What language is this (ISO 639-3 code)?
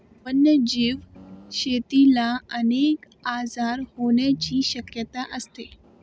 mar